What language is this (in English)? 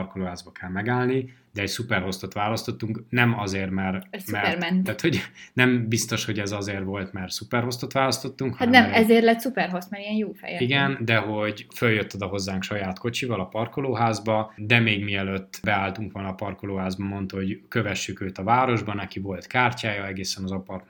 Hungarian